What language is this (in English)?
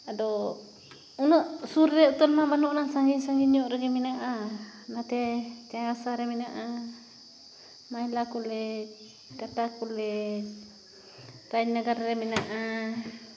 Santali